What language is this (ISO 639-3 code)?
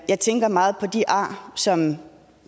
dan